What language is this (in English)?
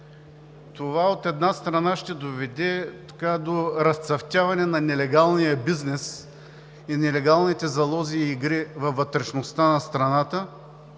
Bulgarian